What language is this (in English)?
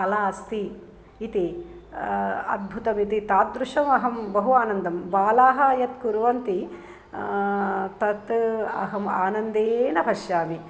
Sanskrit